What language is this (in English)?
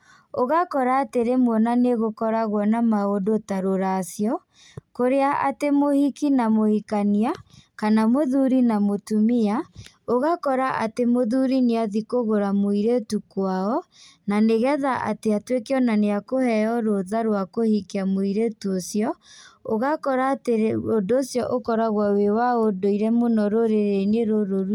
Kikuyu